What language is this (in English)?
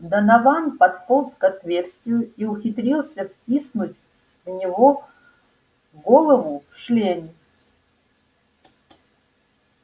Russian